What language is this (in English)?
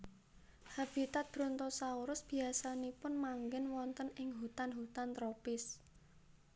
Javanese